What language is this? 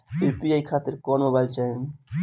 Bhojpuri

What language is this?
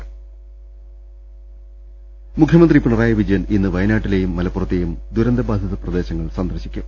Malayalam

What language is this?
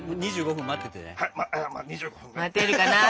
Japanese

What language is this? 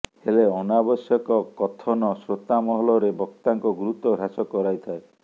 Odia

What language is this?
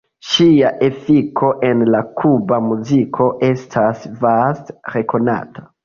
Esperanto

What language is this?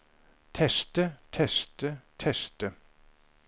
Norwegian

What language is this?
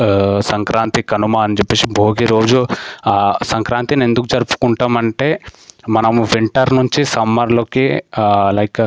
Telugu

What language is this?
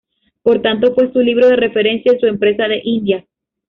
Spanish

